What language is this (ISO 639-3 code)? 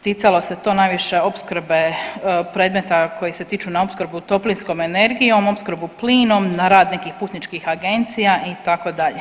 hrv